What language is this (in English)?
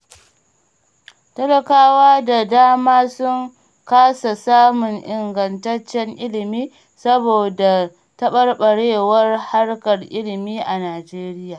Hausa